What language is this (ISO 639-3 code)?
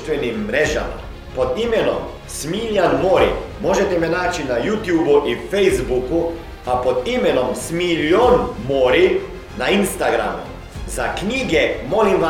hrv